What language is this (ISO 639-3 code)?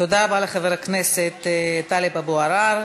heb